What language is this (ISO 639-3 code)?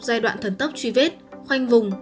vie